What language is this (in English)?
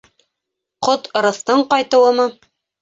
Bashkir